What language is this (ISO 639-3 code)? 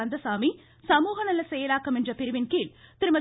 tam